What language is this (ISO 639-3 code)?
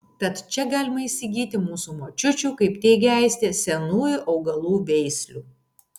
lit